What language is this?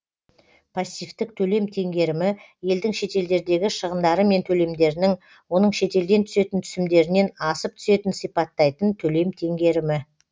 Kazakh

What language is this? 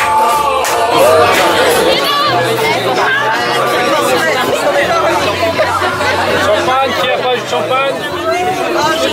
French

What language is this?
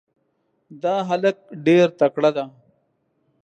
Pashto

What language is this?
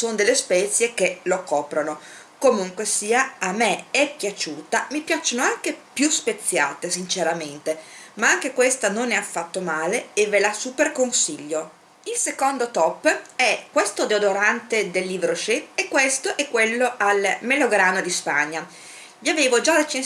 Italian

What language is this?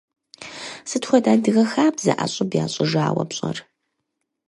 Kabardian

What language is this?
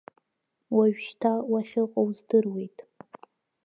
Abkhazian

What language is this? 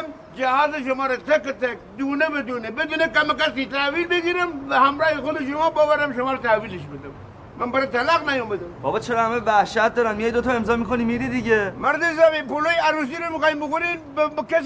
Persian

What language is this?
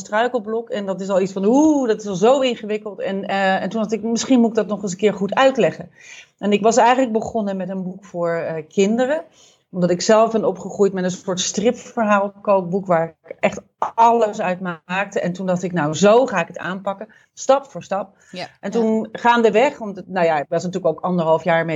Dutch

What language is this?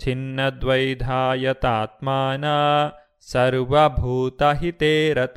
Kannada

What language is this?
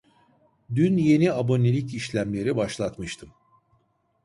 Turkish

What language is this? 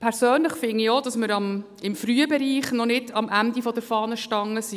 Swiss German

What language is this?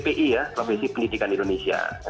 Indonesian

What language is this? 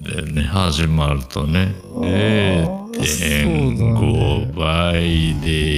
Japanese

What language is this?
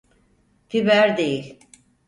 Turkish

